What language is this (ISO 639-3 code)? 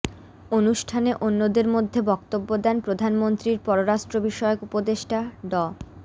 ben